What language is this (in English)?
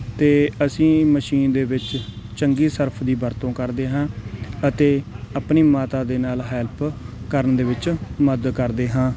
Punjabi